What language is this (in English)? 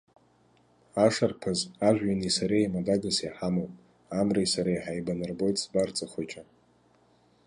Abkhazian